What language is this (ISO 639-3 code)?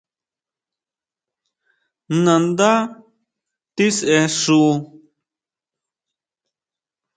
mau